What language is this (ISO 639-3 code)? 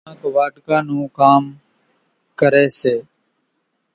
gjk